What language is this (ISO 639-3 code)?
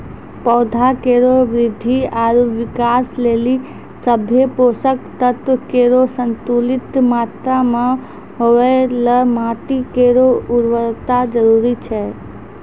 mai